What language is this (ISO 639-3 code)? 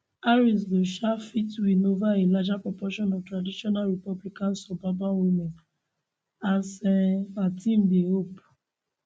pcm